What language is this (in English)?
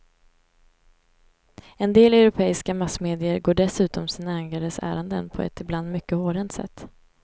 Swedish